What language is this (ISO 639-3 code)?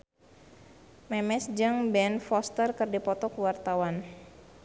sun